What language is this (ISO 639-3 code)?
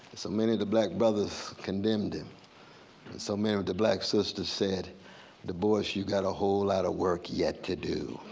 eng